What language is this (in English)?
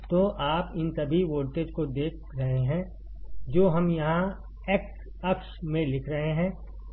Hindi